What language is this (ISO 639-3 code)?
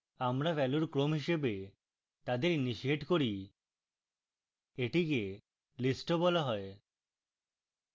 ben